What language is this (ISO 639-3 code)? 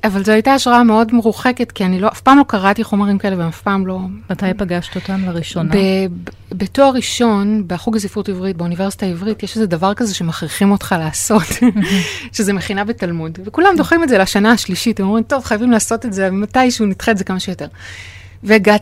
heb